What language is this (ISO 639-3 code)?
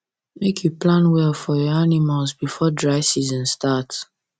pcm